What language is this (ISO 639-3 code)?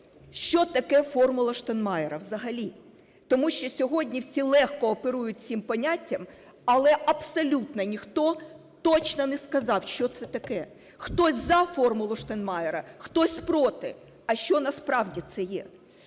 ukr